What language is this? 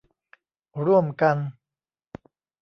Thai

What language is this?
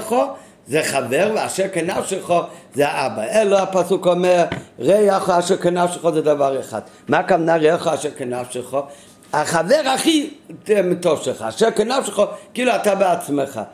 Hebrew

